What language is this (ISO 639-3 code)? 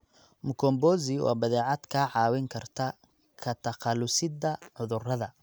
som